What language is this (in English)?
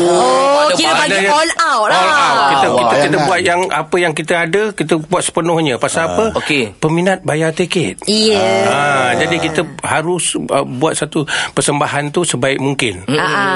Malay